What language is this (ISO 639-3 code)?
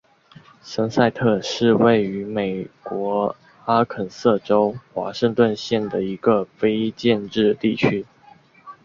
zho